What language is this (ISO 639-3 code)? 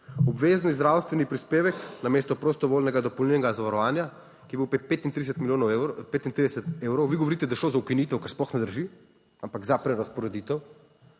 slv